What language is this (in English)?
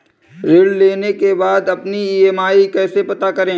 Hindi